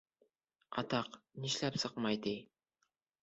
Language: Bashkir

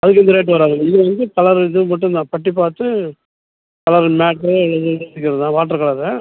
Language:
Tamil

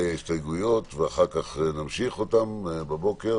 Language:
Hebrew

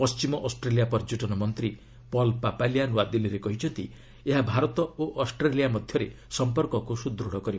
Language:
Odia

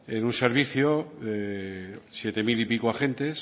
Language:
Spanish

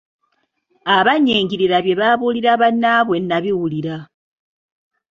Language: Ganda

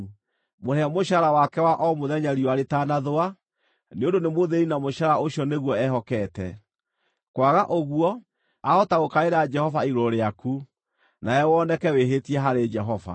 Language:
Kikuyu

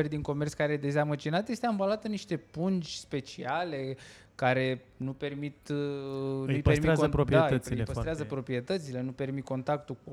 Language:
Romanian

